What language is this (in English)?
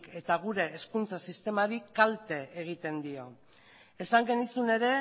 Basque